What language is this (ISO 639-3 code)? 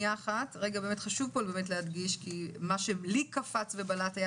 heb